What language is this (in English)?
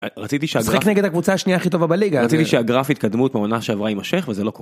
Hebrew